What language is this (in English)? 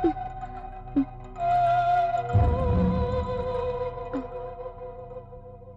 Telugu